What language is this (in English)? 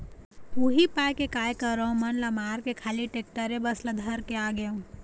Chhattisgarhi